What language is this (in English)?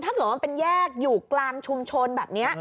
Thai